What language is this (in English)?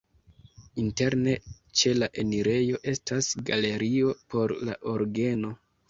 Esperanto